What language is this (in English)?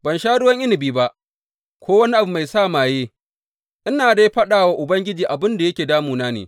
Hausa